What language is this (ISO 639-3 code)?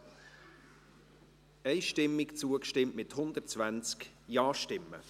gsw